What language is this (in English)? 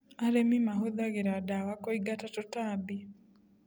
Kikuyu